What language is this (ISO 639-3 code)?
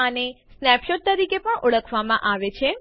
guj